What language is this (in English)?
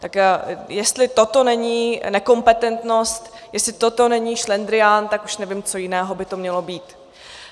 Czech